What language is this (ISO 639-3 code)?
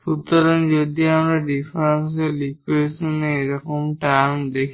ben